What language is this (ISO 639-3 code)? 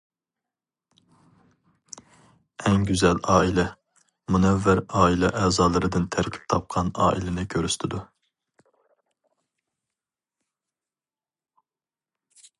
uig